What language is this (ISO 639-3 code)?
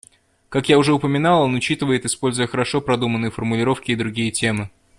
rus